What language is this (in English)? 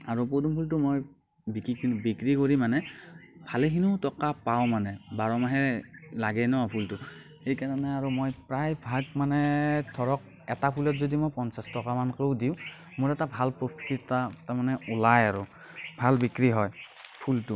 Assamese